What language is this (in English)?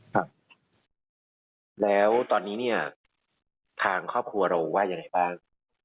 Thai